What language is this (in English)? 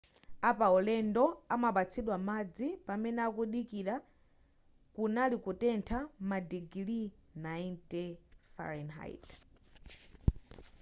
Nyanja